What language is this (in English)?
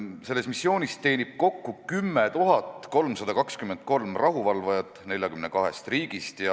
Estonian